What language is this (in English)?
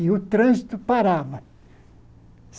Portuguese